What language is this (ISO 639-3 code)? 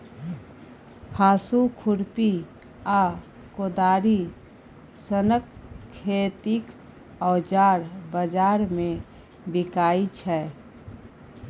mai